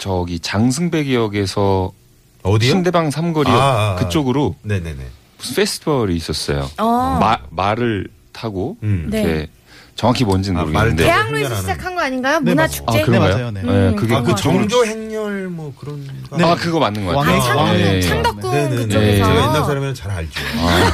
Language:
Korean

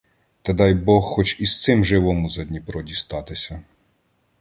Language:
Ukrainian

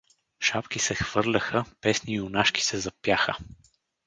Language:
Bulgarian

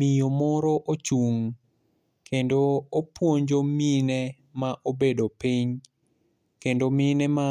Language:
Luo (Kenya and Tanzania)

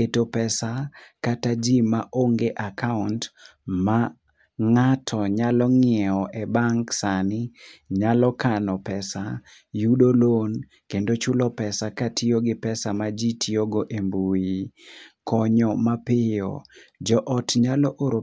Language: Luo (Kenya and Tanzania)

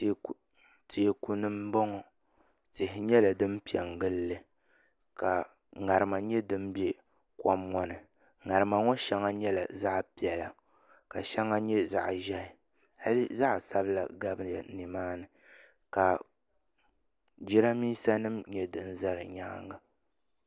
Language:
Dagbani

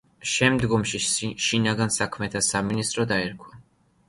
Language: Georgian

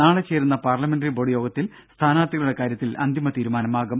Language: Malayalam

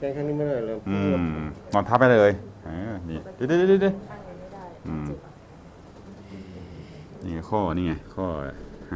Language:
Thai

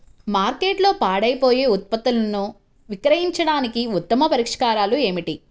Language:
Telugu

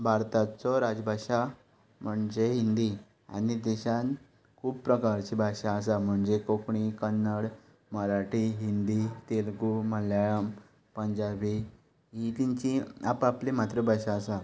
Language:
Konkani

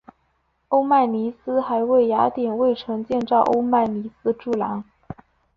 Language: Chinese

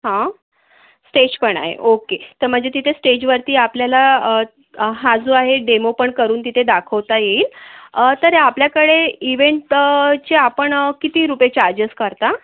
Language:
Marathi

